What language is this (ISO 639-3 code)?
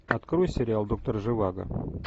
rus